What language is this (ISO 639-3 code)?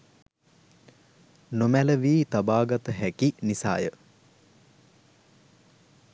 sin